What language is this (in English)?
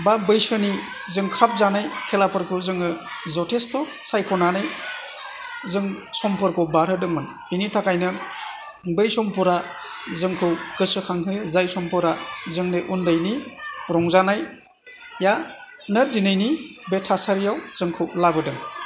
Bodo